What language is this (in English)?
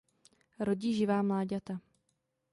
Czech